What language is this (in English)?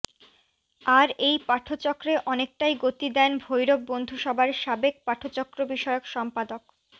Bangla